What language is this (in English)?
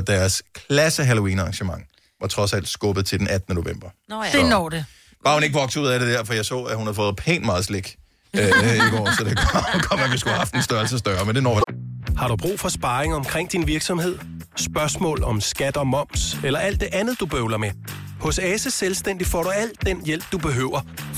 Danish